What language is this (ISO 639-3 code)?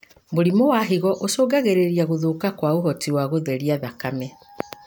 kik